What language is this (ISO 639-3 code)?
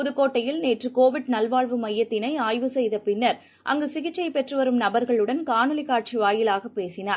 tam